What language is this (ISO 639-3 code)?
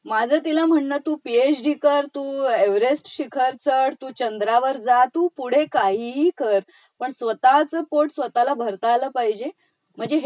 mar